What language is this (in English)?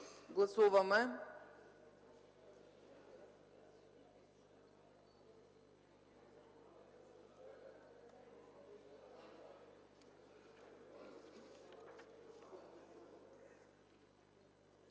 Bulgarian